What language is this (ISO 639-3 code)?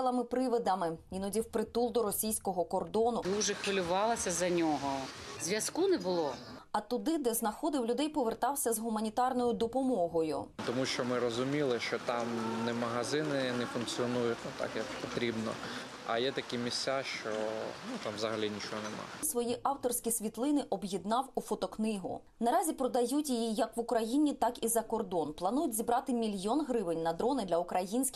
ukr